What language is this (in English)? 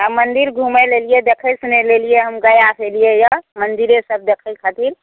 Maithili